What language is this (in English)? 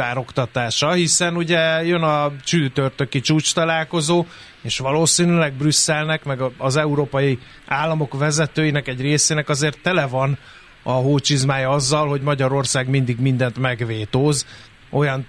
Hungarian